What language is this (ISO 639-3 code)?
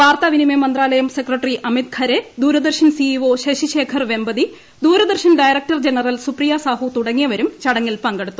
mal